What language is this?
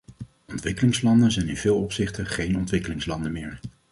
Dutch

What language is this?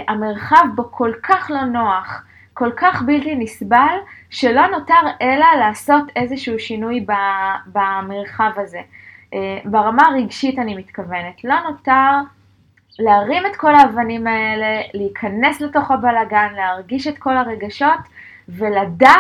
Hebrew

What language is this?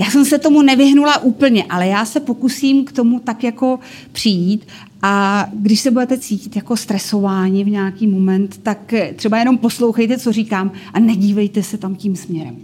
Czech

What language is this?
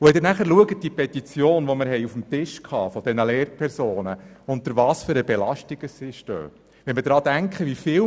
Swiss German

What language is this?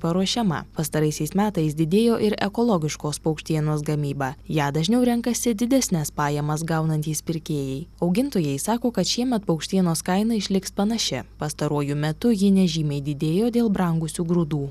Lithuanian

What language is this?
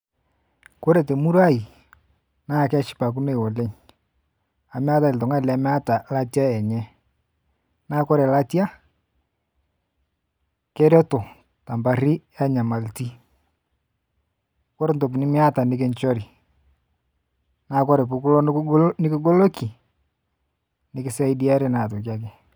Masai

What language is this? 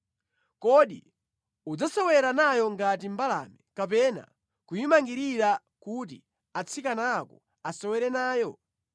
Nyanja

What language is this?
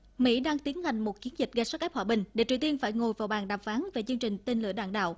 Vietnamese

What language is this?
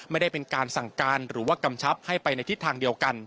Thai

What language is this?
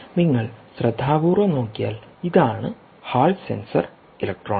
Malayalam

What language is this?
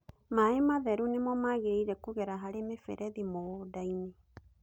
Kikuyu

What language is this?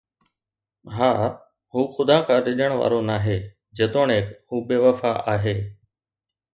Sindhi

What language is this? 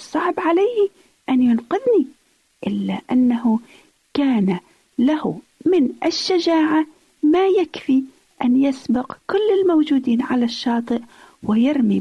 Arabic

